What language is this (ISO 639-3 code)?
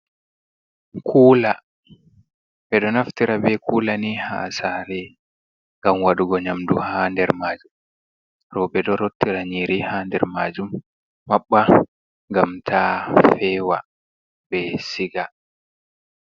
ful